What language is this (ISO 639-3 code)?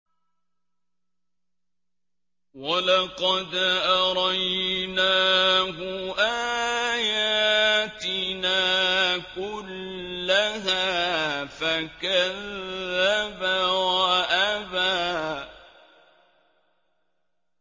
ara